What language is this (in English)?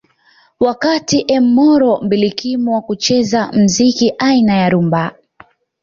Swahili